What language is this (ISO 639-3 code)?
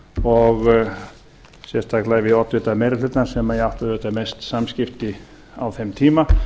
isl